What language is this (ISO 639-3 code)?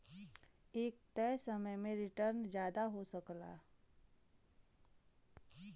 bho